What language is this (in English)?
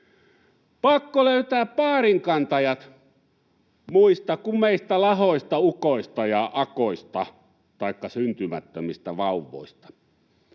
Finnish